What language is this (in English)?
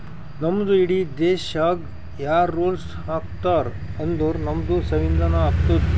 Kannada